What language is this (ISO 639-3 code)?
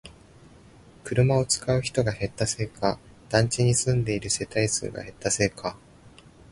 jpn